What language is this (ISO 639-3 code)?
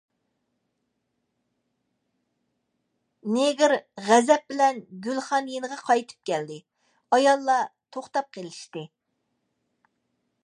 uig